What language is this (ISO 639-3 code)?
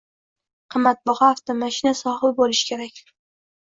uzb